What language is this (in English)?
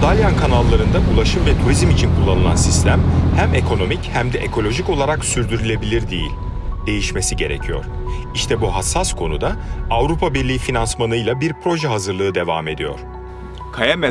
Turkish